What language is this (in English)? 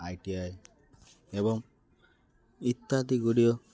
Odia